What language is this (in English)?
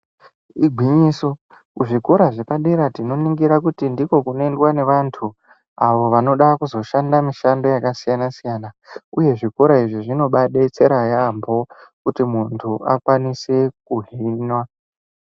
Ndau